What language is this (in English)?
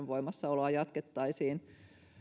Finnish